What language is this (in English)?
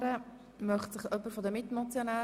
Swiss German